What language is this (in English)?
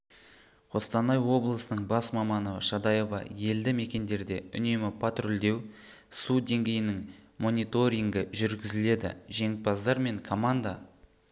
Kazakh